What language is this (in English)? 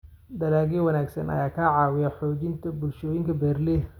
Somali